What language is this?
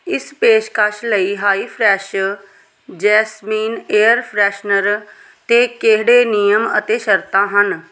Punjabi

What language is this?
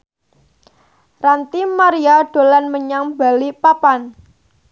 Javanese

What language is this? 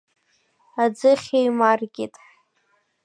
Abkhazian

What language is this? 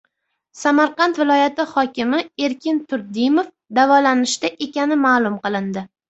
Uzbek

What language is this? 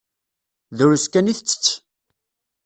Kabyle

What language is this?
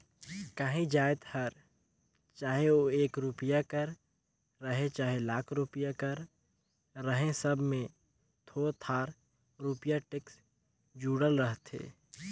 Chhattisgarhi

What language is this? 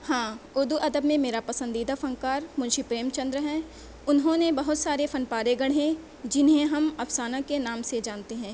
Urdu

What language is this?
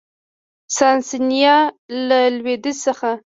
Pashto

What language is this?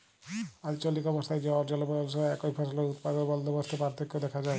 Bangla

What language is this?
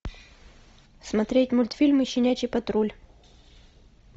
Russian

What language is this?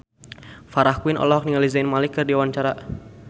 Sundanese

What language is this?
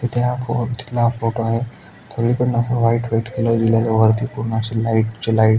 Marathi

